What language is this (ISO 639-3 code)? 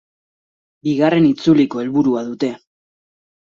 eus